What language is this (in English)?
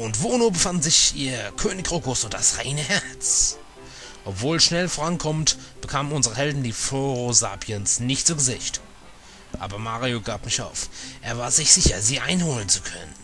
German